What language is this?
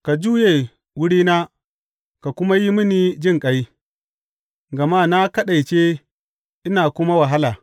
Hausa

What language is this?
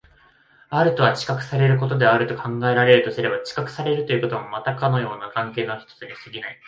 Japanese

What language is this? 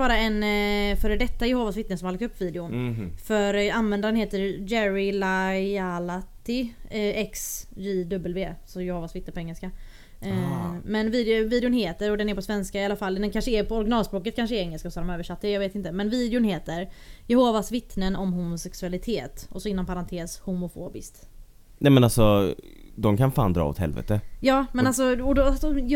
Swedish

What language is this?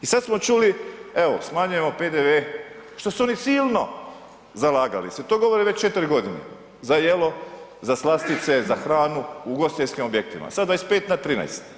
Croatian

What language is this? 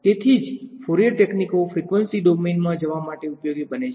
Gujarati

